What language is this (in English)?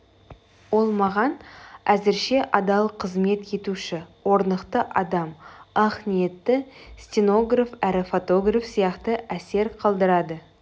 Kazakh